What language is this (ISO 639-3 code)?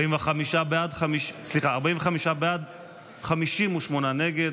heb